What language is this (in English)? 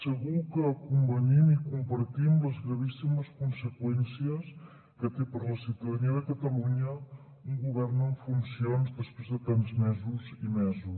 Catalan